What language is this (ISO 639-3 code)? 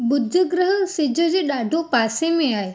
snd